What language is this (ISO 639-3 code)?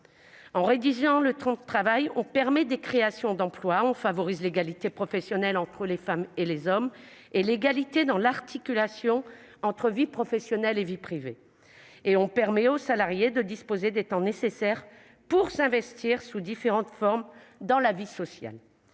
fra